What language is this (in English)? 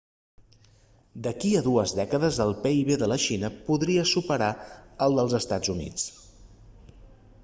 Catalan